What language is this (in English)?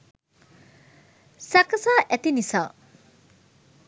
Sinhala